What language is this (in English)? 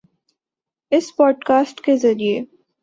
Urdu